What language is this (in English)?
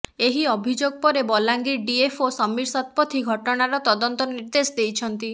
Odia